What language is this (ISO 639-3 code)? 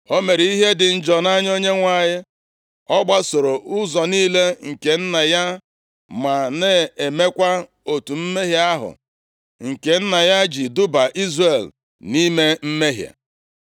ibo